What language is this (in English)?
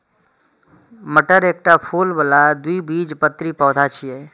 Maithili